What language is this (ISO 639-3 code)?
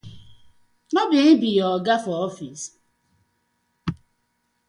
pcm